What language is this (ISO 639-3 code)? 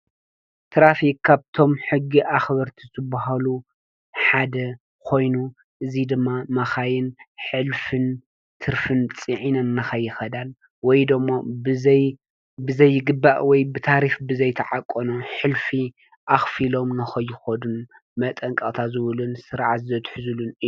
tir